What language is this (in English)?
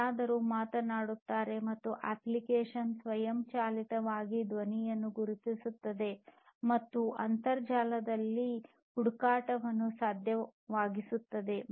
Kannada